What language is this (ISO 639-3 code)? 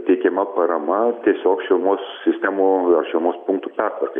lit